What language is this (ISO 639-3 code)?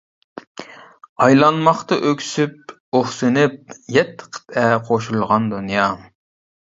uig